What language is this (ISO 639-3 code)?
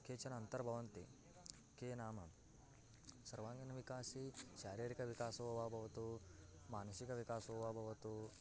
san